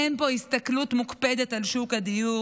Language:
Hebrew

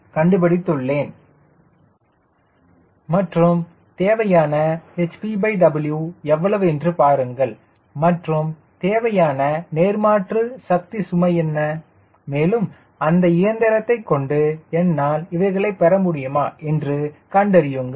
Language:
Tamil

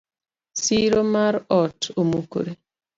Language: Luo (Kenya and Tanzania)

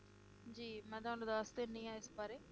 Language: Punjabi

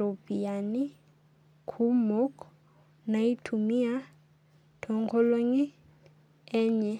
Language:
Masai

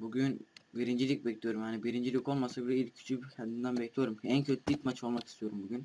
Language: Turkish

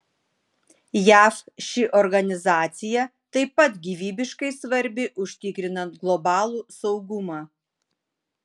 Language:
Lithuanian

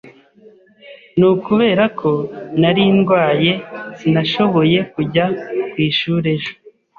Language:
Kinyarwanda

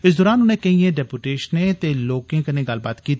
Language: Dogri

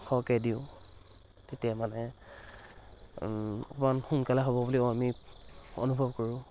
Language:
Assamese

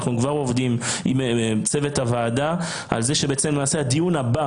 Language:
Hebrew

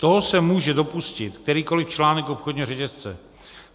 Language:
Czech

